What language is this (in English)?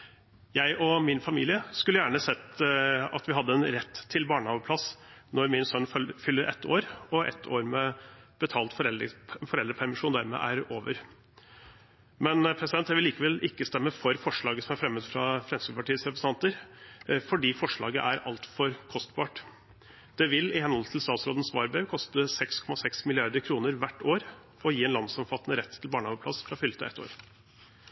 Norwegian Bokmål